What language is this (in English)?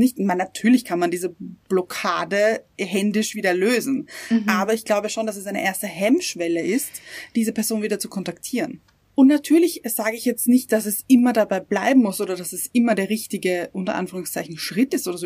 German